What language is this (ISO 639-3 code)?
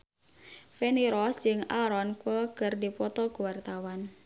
sun